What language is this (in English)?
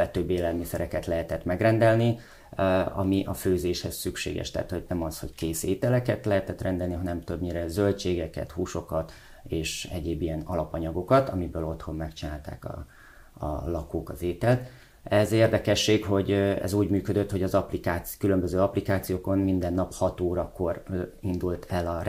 Hungarian